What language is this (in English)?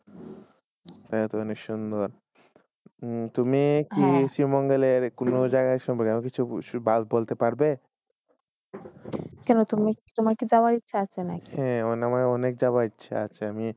Bangla